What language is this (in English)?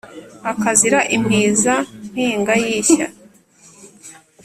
Kinyarwanda